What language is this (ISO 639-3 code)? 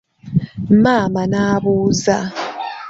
lug